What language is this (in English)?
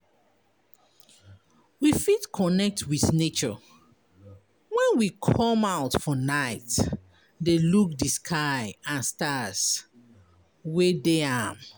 Nigerian Pidgin